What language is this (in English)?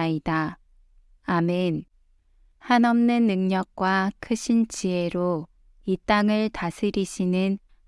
Korean